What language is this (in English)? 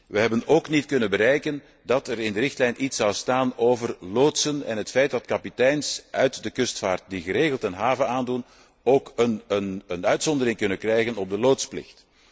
Dutch